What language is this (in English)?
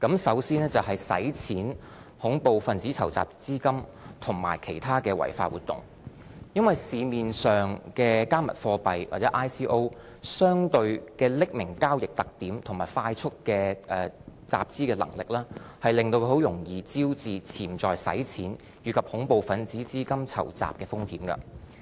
Cantonese